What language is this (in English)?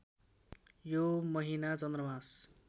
Nepali